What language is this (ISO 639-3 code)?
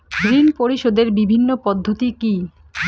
ben